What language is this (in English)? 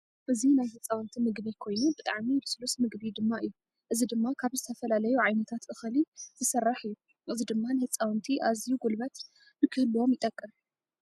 Tigrinya